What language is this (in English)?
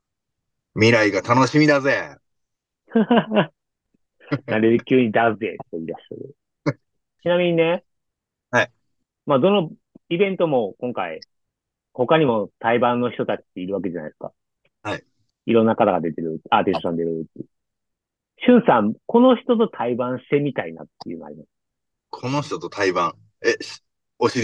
Japanese